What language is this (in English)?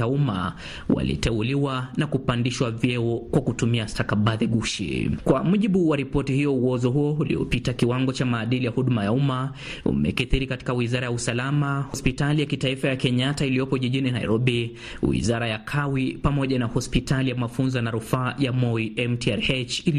Swahili